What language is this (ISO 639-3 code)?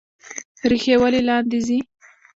pus